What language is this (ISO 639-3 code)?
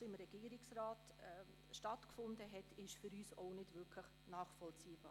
gsw